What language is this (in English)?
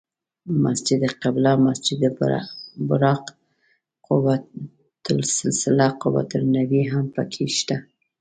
Pashto